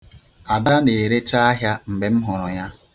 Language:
Igbo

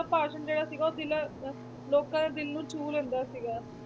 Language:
Punjabi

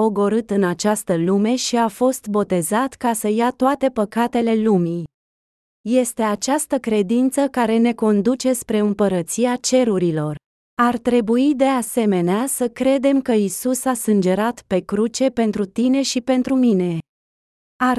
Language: Romanian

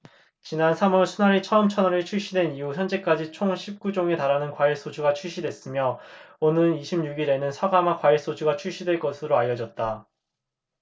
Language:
Korean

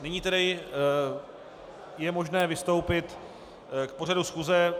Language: Czech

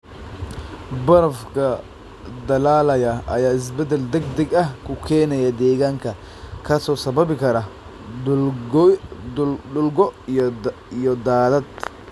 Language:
Somali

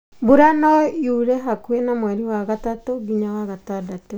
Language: Kikuyu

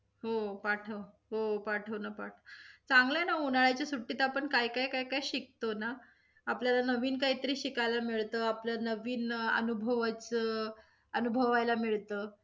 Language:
Marathi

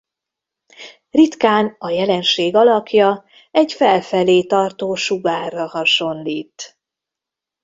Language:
Hungarian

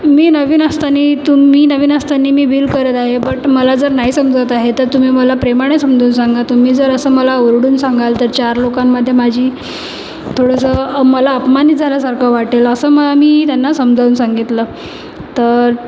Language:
Marathi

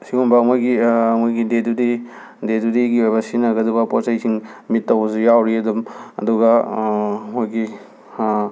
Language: Manipuri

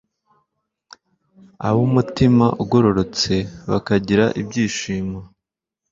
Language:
Kinyarwanda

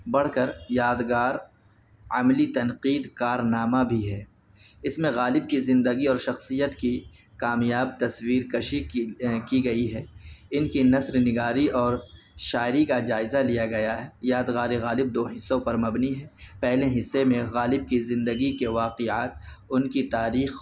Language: Urdu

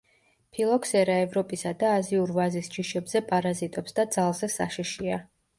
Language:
Georgian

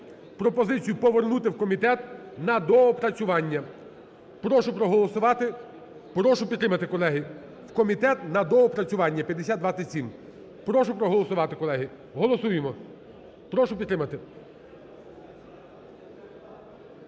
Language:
Ukrainian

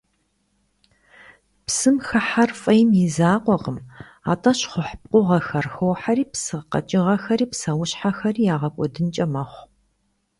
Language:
Kabardian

